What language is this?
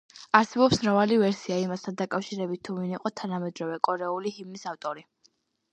Georgian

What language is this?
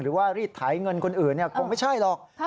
Thai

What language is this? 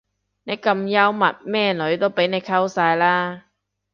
Cantonese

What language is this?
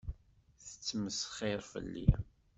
Kabyle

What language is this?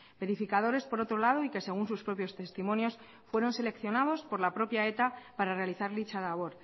Spanish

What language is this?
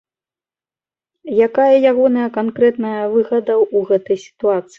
Belarusian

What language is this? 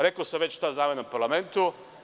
Serbian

